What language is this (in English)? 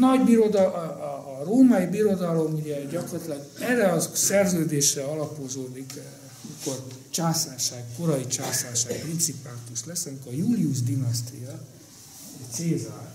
Hungarian